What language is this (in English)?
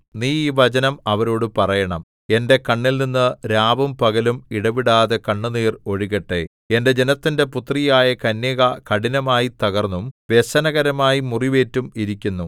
Malayalam